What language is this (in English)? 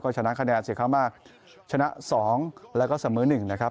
Thai